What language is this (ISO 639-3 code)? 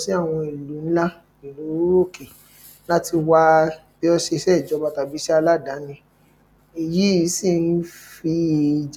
yor